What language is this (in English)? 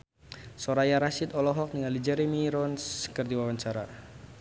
Sundanese